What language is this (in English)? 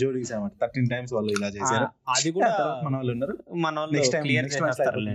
Telugu